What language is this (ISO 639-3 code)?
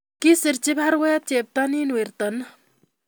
kln